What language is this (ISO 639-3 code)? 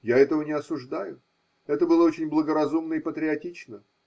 rus